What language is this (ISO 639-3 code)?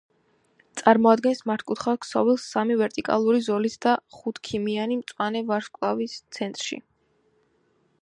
kat